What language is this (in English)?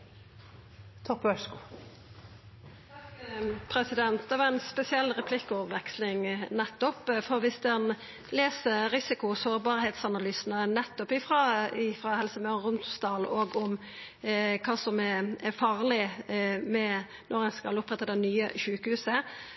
Norwegian